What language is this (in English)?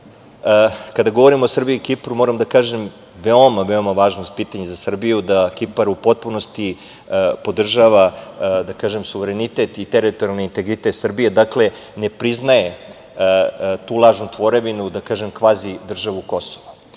Serbian